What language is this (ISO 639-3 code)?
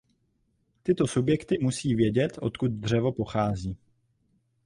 ces